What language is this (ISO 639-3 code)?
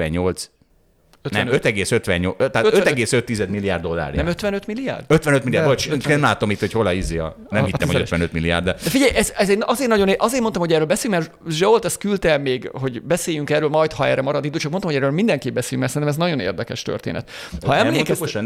hun